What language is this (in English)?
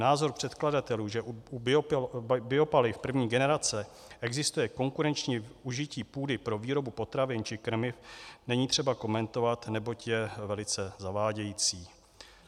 Czech